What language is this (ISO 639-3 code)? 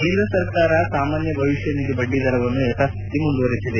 kan